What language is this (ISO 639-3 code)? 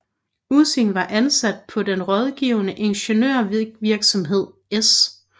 dan